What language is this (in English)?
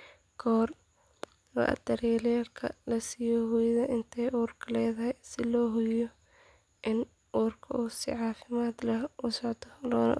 Somali